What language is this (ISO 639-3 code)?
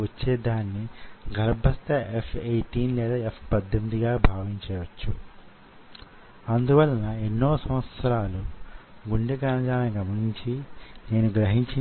tel